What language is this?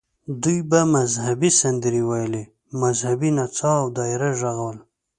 Pashto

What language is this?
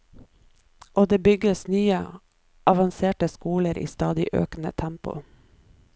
Norwegian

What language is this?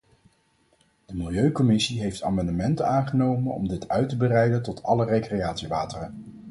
Dutch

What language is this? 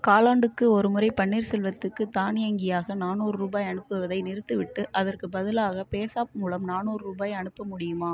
Tamil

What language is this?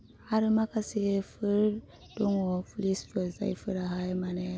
Bodo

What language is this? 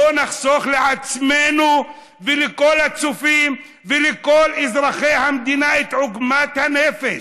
Hebrew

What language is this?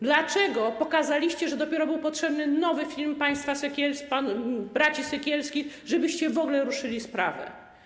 Polish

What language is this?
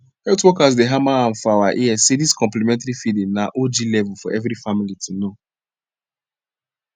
Nigerian Pidgin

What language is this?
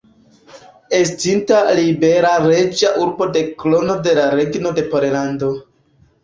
Esperanto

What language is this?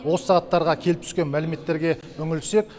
Kazakh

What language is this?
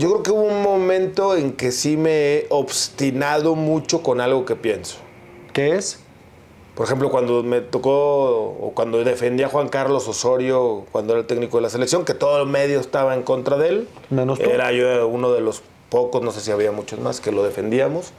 Spanish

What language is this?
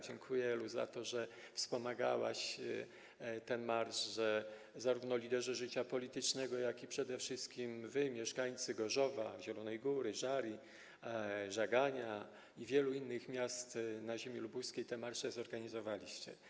Polish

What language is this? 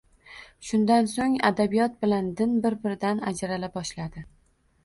Uzbek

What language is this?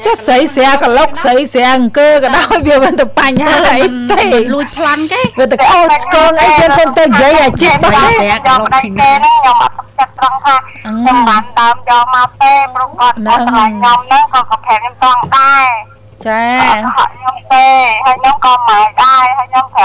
Thai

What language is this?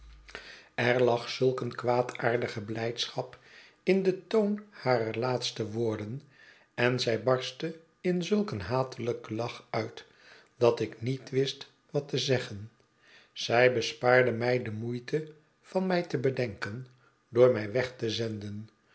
Dutch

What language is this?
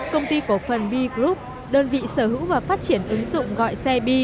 Vietnamese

